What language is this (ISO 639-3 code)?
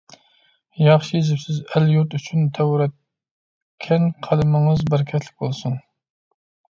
uig